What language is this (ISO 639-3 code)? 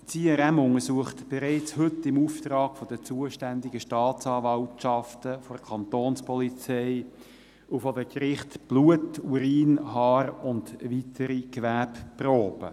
gsw